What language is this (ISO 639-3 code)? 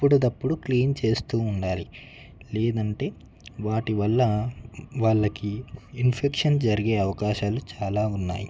tel